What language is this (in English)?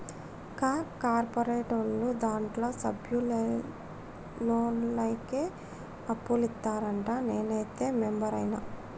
Telugu